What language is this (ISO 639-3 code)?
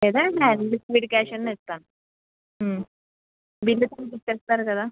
tel